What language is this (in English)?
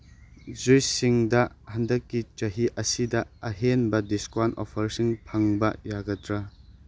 Manipuri